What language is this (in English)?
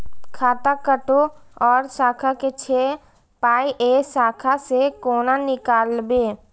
Maithili